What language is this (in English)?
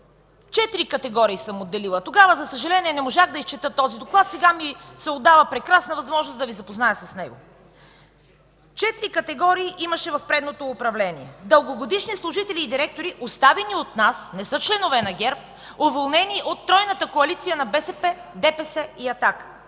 Bulgarian